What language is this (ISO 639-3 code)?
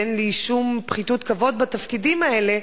heb